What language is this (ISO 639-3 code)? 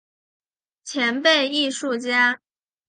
zho